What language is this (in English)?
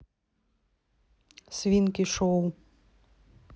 Russian